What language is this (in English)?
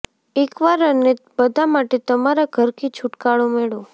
Gujarati